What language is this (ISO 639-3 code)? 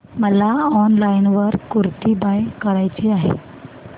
mar